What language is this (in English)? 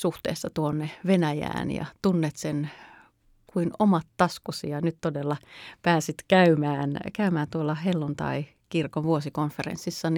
Finnish